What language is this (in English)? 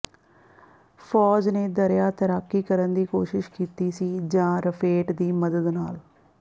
Punjabi